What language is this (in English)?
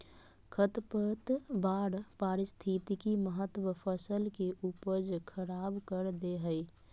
Magahi